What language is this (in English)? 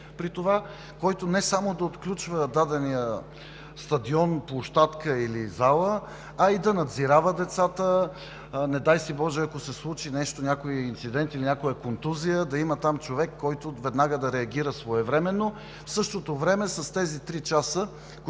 Bulgarian